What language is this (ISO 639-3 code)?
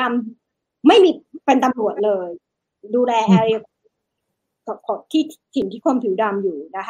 tha